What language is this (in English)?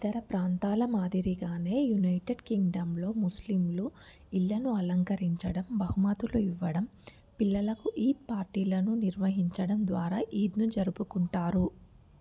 Telugu